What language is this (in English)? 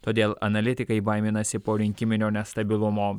Lithuanian